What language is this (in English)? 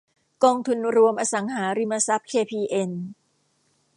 Thai